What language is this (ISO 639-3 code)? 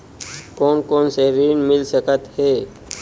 hne